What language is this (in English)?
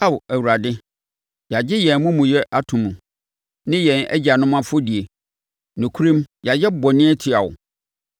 Akan